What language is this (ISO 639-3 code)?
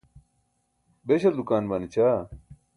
bsk